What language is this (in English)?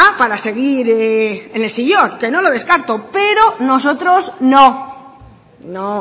Spanish